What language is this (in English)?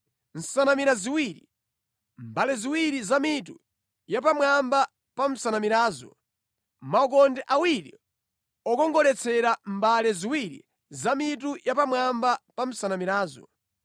Nyanja